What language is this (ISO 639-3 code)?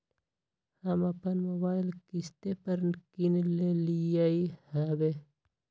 mag